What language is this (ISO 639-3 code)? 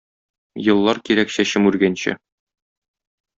tat